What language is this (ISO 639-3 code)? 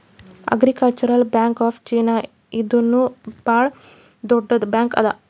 kan